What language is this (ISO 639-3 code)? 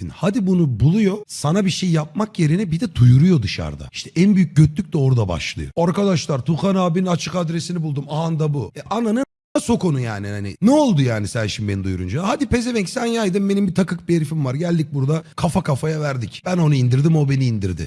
tur